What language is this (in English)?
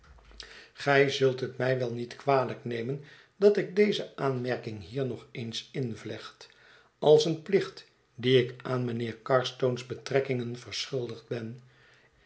Dutch